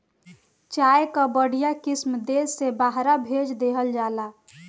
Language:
Bhojpuri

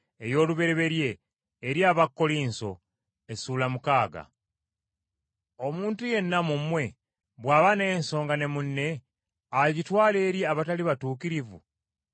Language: Ganda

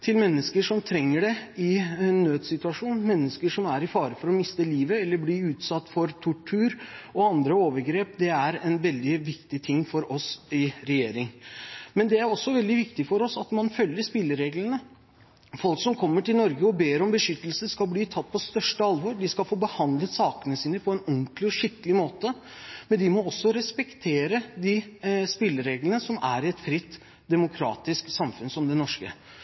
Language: Norwegian Bokmål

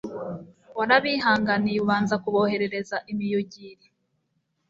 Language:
Kinyarwanda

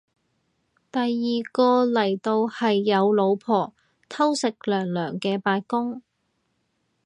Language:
Cantonese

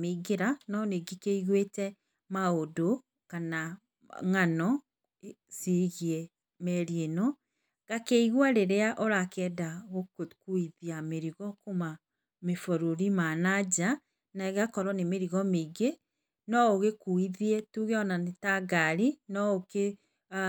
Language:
Kikuyu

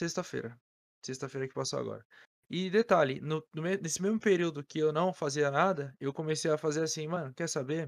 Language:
Portuguese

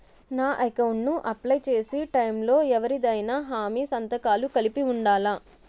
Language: Telugu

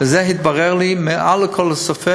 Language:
Hebrew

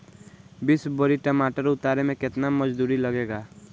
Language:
Bhojpuri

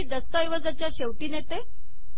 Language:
Marathi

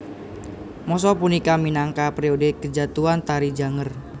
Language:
Javanese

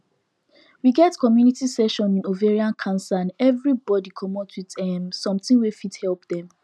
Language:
Nigerian Pidgin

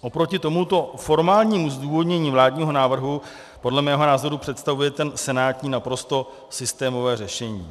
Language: Czech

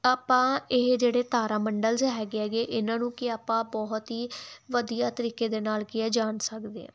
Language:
Punjabi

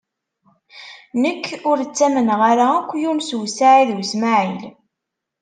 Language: Kabyle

